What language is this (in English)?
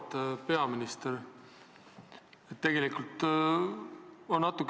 Estonian